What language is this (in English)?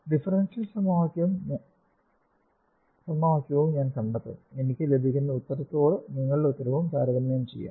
Malayalam